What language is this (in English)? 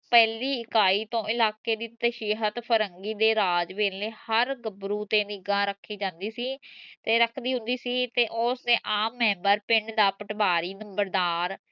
Punjabi